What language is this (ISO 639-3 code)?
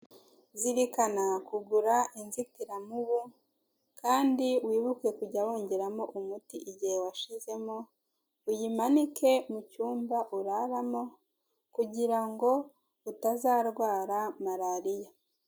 kin